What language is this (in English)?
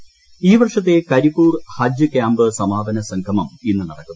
Malayalam